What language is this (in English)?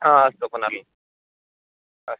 Sanskrit